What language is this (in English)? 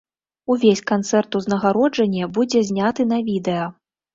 Belarusian